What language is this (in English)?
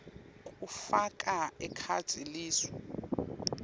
Swati